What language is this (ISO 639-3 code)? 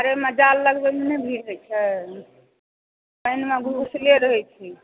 mai